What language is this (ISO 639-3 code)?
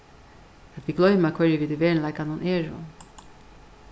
fao